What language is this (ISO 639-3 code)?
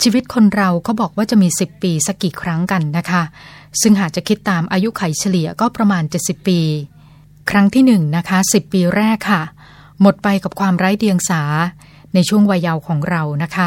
tha